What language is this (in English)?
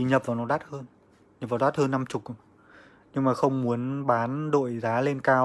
Vietnamese